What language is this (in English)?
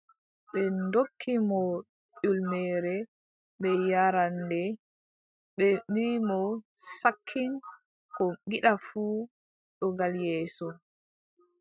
Adamawa Fulfulde